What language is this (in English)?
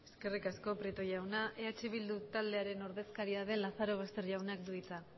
Basque